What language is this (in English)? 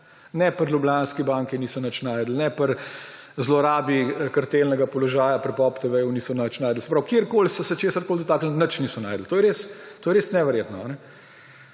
Slovenian